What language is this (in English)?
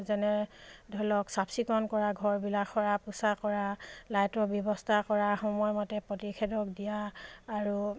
Assamese